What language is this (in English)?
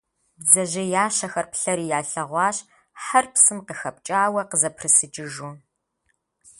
Kabardian